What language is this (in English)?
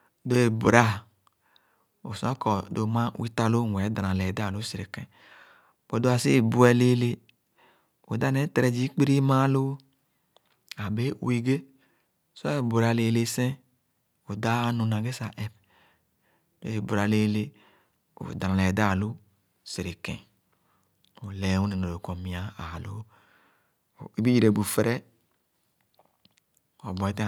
Khana